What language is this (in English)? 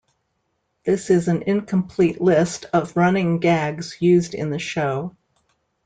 English